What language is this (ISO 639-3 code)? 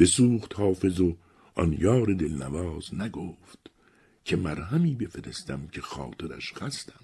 fas